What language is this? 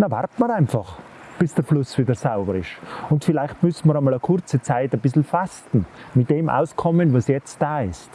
German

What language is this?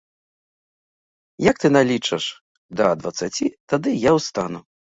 Belarusian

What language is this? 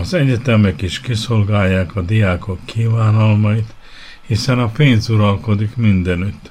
Hungarian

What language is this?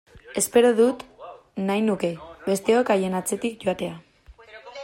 Basque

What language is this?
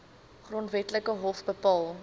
Afrikaans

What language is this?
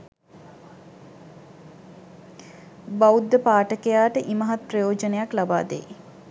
Sinhala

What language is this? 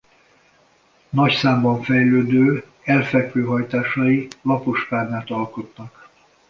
Hungarian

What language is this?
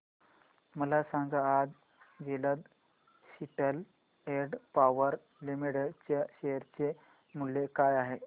Marathi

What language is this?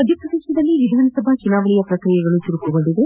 Kannada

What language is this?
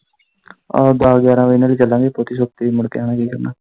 Punjabi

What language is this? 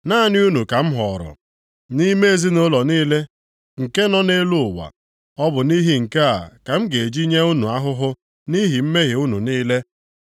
Igbo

